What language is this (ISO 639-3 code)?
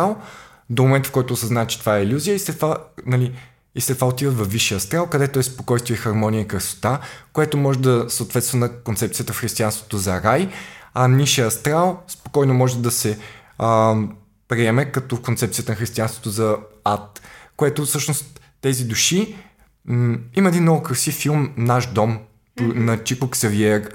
bul